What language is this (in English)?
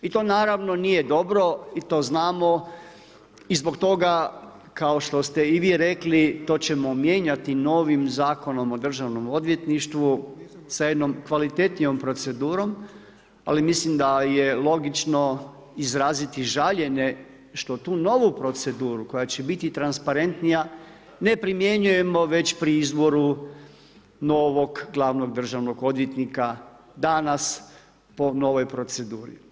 Croatian